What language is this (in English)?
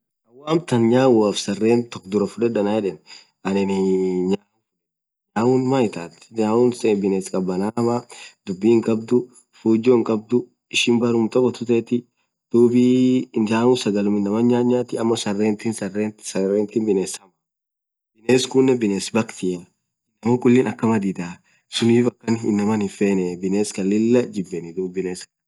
Orma